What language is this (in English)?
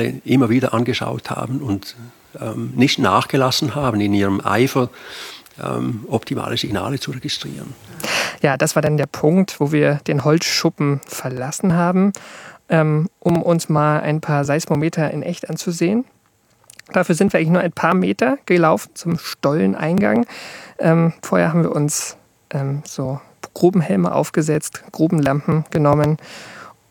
German